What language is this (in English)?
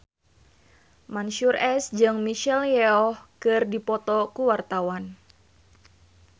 Sundanese